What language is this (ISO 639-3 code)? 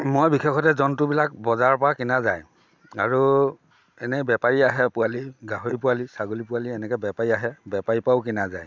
asm